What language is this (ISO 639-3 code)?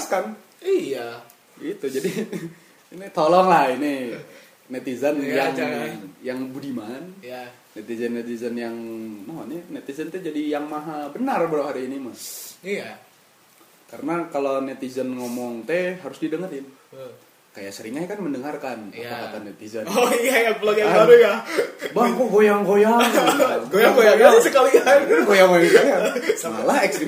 ind